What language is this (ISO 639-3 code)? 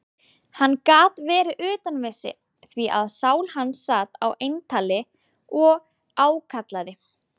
isl